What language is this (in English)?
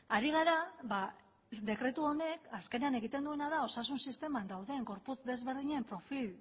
Basque